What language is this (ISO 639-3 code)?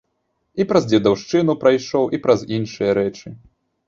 bel